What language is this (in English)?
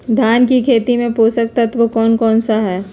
Magahi